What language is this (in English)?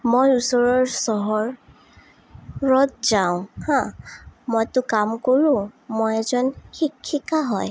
Assamese